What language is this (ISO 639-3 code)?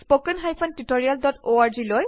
asm